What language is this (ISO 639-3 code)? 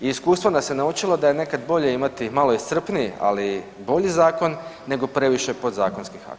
hrv